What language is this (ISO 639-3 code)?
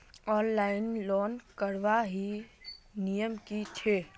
mag